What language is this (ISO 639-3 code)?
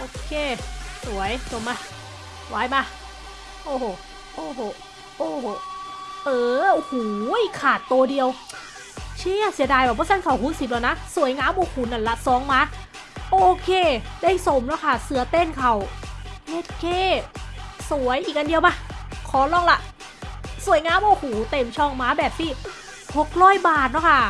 tha